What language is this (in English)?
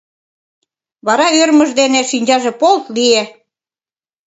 Mari